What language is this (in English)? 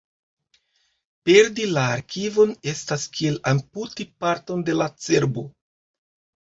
Esperanto